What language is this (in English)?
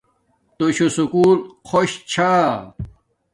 Domaaki